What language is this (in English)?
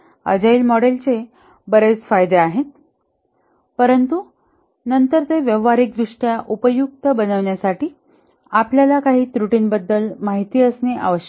Marathi